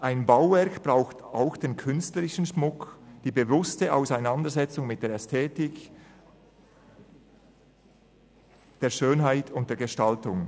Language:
Swiss German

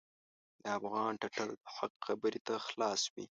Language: Pashto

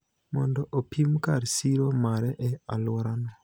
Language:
Luo (Kenya and Tanzania)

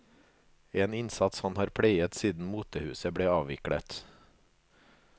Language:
Norwegian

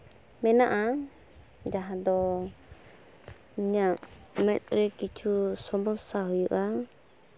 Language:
Santali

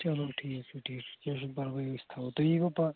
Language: Kashmiri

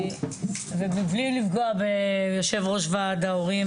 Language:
Hebrew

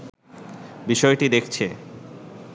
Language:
Bangla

